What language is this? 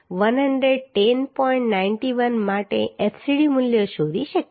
Gujarati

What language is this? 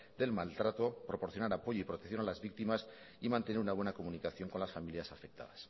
Spanish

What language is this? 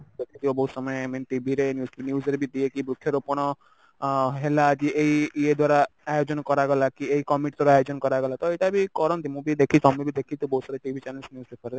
Odia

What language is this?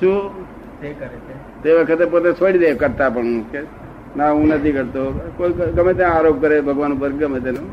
Gujarati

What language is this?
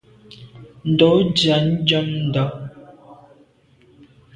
Medumba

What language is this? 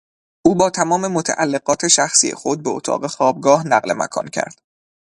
Persian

